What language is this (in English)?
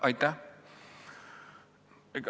Estonian